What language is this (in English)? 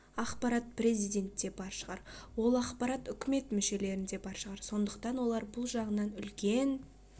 Kazakh